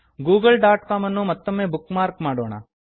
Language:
Kannada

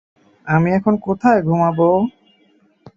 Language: Bangla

